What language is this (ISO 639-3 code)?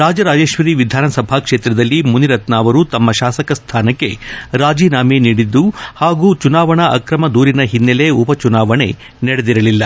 kan